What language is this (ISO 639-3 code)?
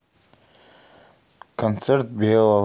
rus